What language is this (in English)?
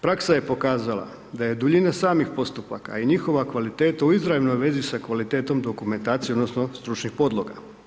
Croatian